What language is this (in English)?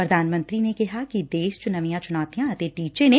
Punjabi